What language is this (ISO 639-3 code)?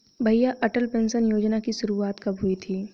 hin